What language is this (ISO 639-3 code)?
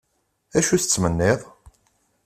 kab